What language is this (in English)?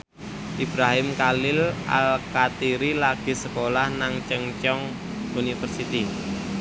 Javanese